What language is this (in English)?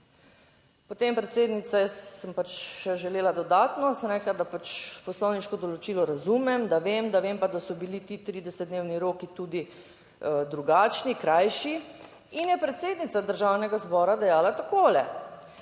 Slovenian